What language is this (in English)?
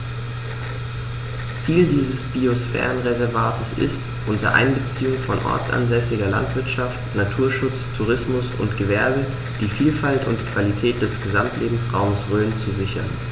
German